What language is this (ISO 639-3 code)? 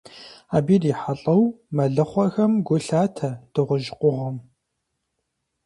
kbd